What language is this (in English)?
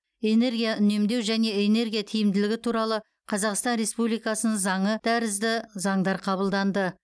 Kazakh